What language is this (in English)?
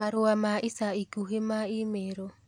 Kikuyu